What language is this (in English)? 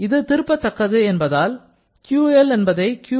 Tamil